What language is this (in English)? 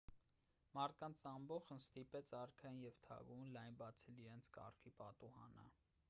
Armenian